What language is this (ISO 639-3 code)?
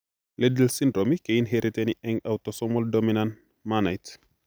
kln